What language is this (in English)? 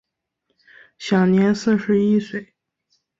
Chinese